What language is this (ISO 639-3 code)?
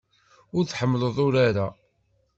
kab